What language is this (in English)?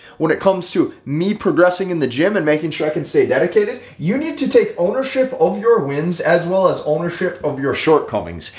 English